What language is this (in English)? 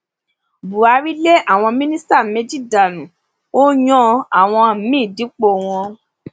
Yoruba